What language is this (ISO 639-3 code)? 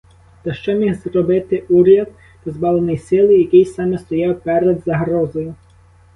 ukr